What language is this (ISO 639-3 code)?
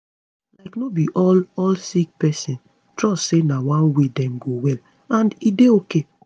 pcm